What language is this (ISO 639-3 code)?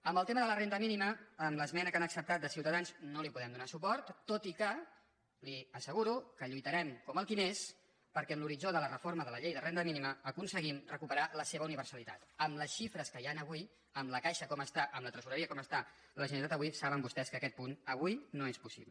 cat